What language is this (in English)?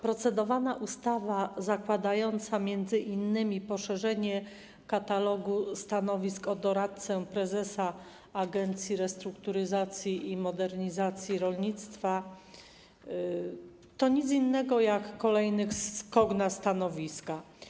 Polish